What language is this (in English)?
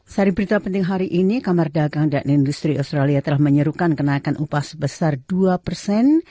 Indonesian